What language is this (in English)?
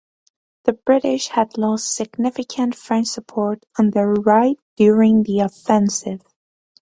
English